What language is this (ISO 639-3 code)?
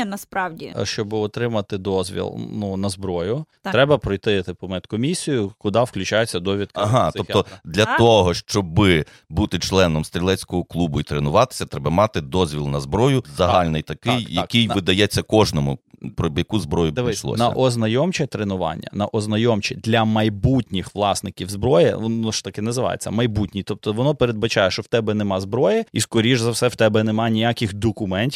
ukr